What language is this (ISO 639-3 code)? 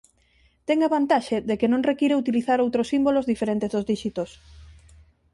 glg